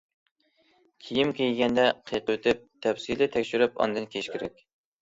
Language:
Uyghur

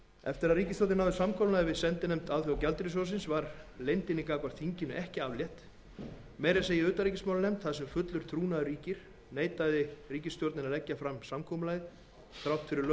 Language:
Icelandic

